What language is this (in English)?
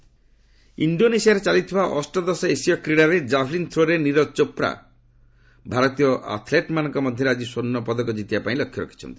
Odia